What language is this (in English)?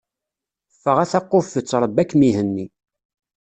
Kabyle